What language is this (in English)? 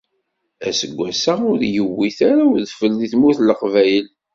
Kabyle